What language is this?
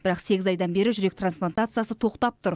Kazakh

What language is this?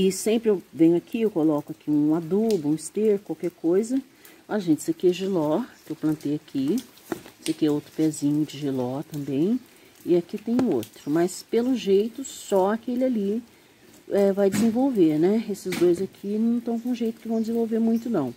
Portuguese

